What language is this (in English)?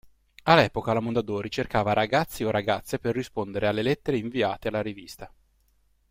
Italian